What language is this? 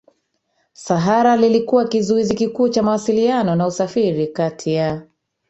Swahili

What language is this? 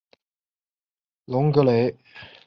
Chinese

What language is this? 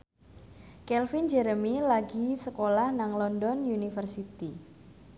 Javanese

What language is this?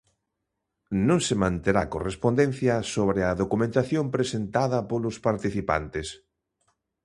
Galician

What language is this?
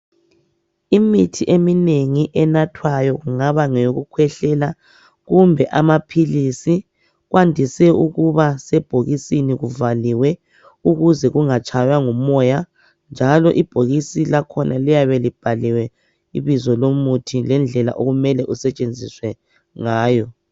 North Ndebele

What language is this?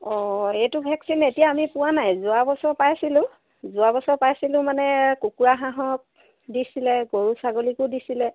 Assamese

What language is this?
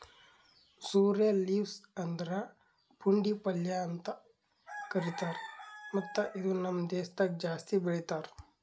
Kannada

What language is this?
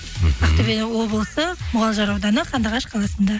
Kazakh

